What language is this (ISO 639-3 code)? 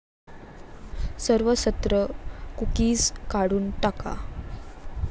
mar